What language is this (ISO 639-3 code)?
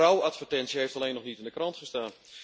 nld